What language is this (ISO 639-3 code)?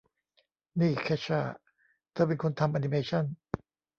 tha